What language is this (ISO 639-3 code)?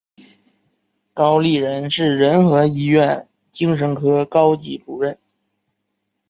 zho